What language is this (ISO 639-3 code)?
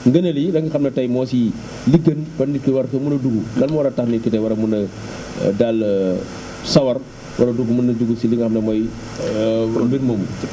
wol